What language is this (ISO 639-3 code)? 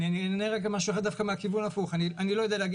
heb